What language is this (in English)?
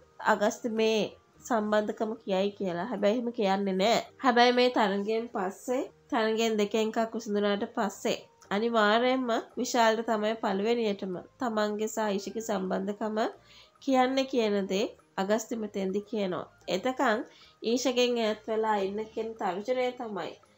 Finnish